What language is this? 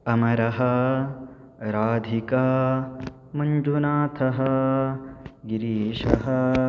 Sanskrit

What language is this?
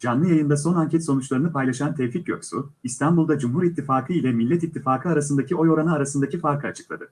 Turkish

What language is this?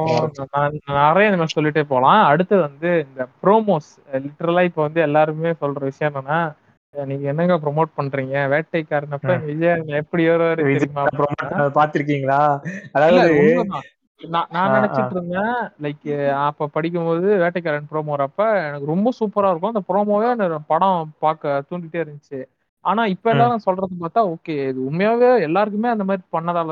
Tamil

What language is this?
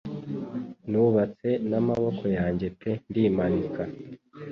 Kinyarwanda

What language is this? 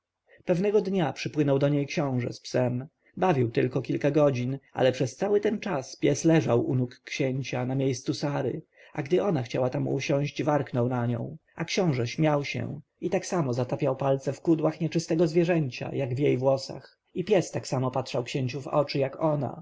Polish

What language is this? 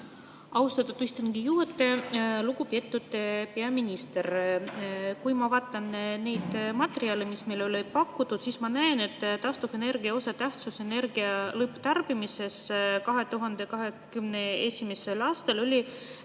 Estonian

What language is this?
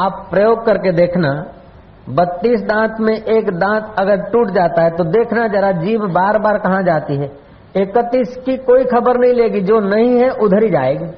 Hindi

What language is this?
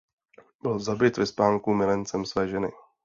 Czech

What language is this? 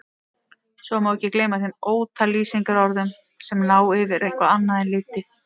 Icelandic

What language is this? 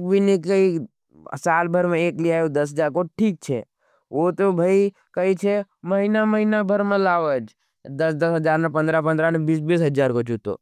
Nimadi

